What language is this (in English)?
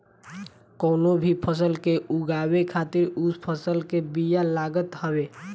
Bhojpuri